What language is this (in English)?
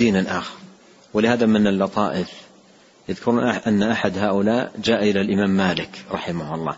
Arabic